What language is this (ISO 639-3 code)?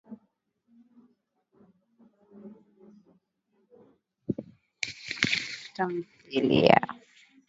swa